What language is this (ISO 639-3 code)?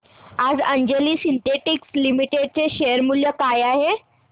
mar